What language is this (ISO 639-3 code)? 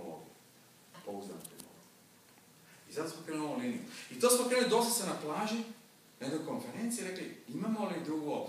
ukr